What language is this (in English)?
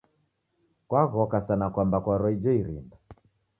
Taita